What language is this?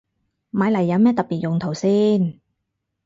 Cantonese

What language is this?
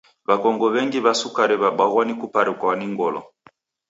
Taita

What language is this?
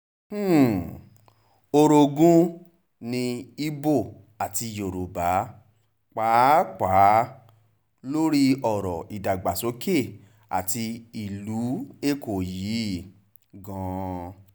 Yoruba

